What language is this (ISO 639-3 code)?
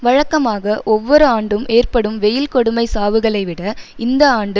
tam